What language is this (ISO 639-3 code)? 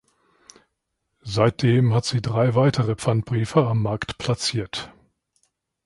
deu